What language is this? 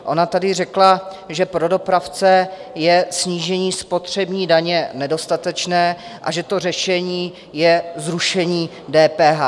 Czech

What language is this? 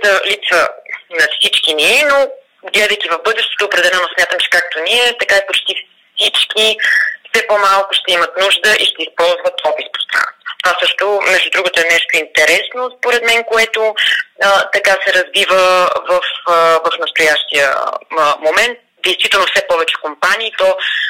Bulgarian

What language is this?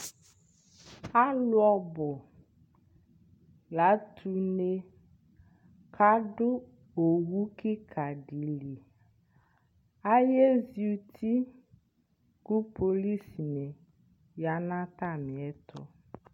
Ikposo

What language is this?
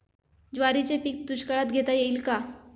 Marathi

